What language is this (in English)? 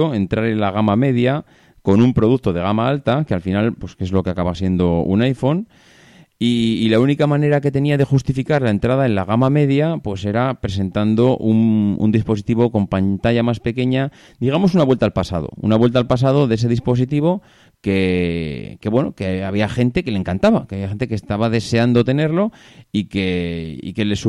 Spanish